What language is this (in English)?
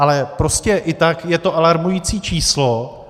Czech